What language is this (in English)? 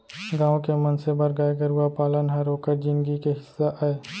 Chhattisgarhi